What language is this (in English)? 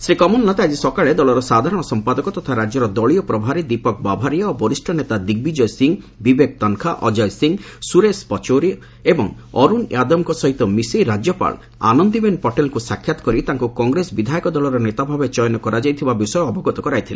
Odia